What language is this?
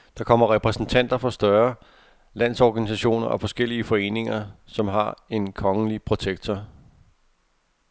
Danish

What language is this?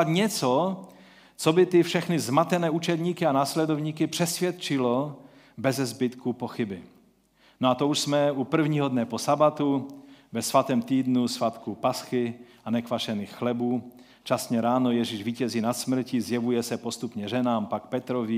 Czech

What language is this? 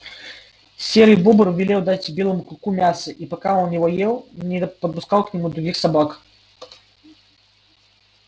Russian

